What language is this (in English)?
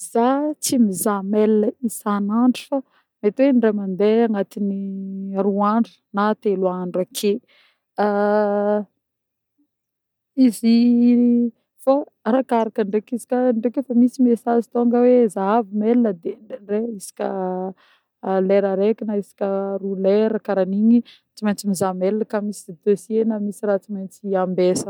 Northern Betsimisaraka Malagasy